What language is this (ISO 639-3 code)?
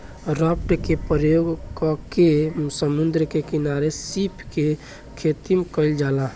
bho